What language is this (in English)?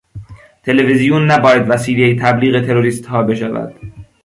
Persian